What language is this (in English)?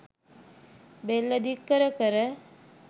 Sinhala